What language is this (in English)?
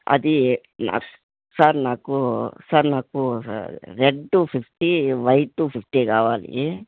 Telugu